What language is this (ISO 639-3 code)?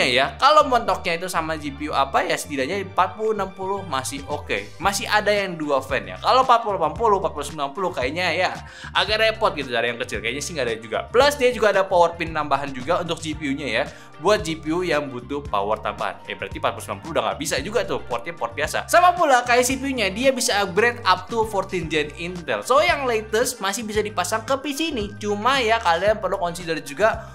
ind